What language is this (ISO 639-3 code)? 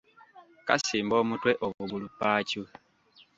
lug